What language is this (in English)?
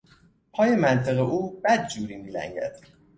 Persian